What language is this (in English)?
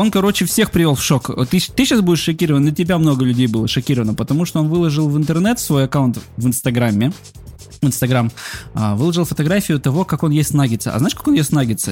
Russian